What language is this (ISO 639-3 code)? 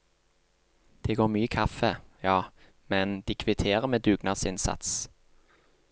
nor